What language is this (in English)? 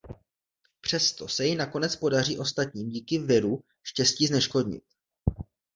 Czech